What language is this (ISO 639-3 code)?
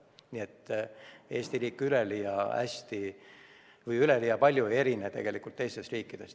est